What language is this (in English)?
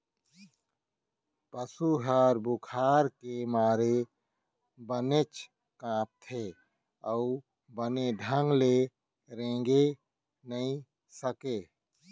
Chhattisgarhi